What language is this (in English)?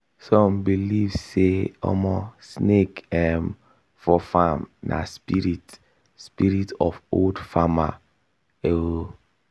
Nigerian Pidgin